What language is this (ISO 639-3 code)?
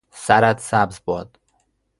fas